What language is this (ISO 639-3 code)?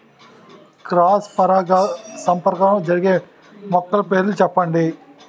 tel